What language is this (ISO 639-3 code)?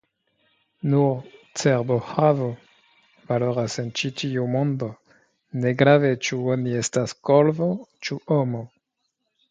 epo